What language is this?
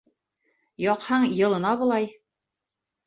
Bashkir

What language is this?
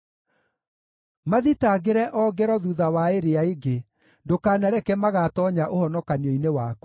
Kikuyu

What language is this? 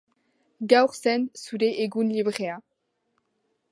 Basque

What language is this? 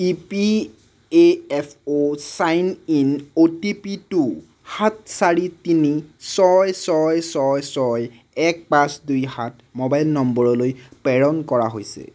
Assamese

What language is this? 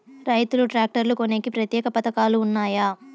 Telugu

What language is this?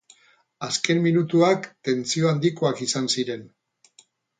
Basque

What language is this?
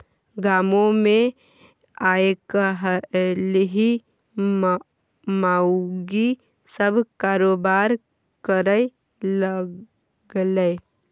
Maithili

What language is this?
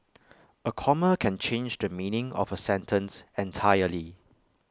English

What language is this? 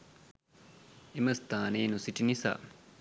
Sinhala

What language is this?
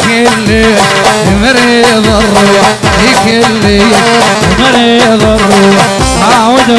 Arabic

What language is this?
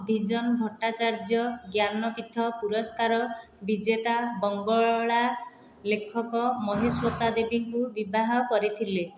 Odia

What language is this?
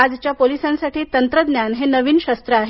Marathi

